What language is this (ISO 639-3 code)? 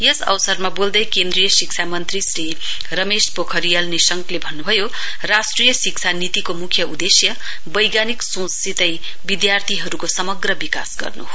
nep